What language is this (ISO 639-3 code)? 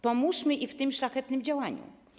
pol